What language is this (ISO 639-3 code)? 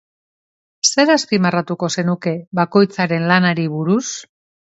eus